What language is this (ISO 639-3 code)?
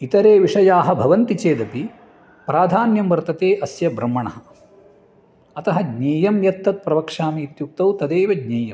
san